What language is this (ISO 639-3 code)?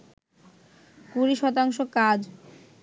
ben